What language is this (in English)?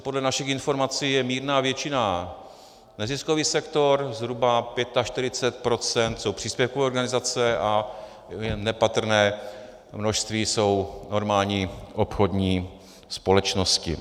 Czech